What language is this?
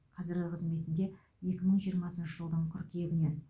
Kazakh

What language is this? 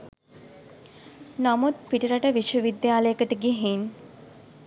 Sinhala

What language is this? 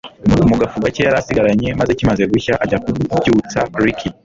Kinyarwanda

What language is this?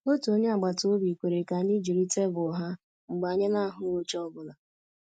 Igbo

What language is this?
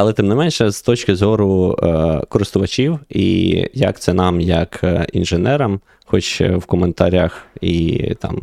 Ukrainian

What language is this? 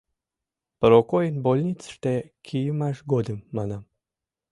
Mari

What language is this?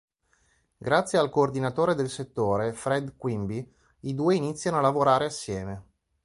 Italian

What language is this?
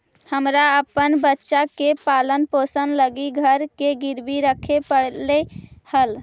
Magahi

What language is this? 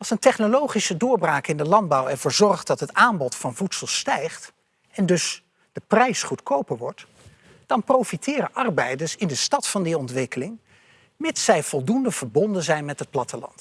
Dutch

